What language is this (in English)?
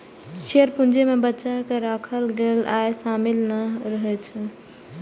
Maithili